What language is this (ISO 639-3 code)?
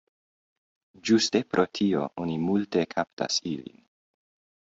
epo